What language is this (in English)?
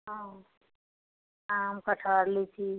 Maithili